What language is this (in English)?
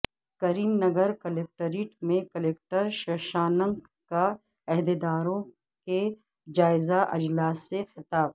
Urdu